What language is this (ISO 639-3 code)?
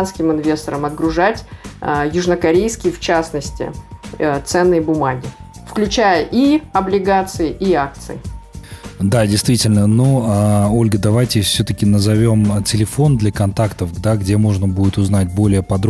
rus